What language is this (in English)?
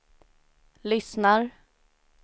Swedish